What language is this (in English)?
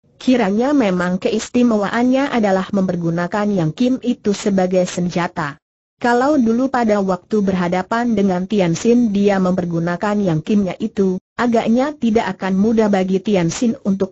Indonesian